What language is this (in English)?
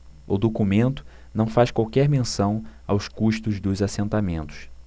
Portuguese